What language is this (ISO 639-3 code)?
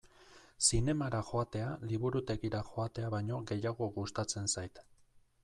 eus